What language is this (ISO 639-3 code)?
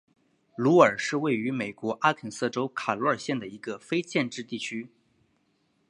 zho